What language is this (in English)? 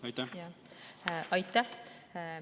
Estonian